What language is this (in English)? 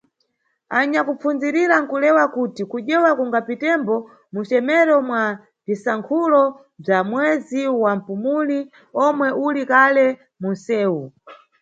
Nyungwe